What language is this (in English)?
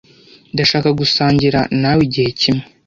Kinyarwanda